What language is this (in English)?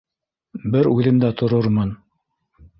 Bashkir